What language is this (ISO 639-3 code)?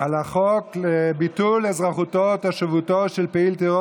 heb